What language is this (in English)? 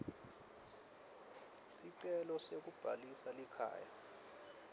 Swati